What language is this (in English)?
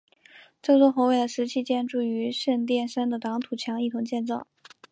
Chinese